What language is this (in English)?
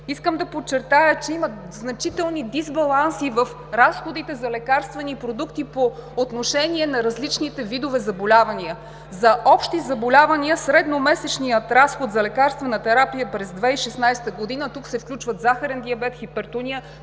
Bulgarian